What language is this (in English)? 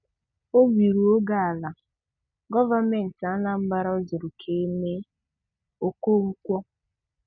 Igbo